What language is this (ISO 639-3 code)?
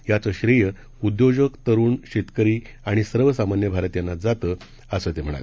mar